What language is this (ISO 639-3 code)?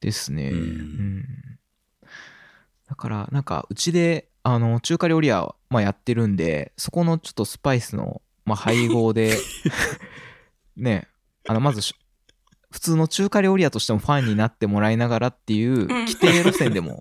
jpn